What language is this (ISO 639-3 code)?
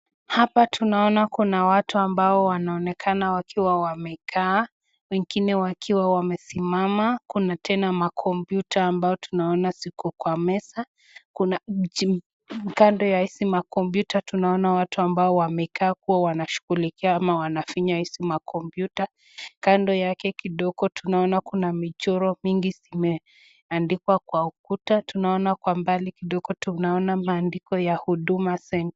swa